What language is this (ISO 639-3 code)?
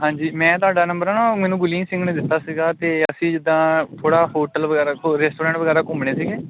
pan